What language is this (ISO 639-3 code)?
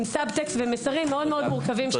heb